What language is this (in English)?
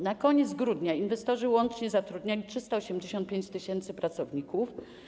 Polish